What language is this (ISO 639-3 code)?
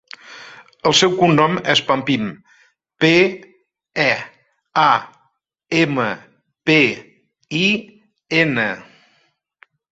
cat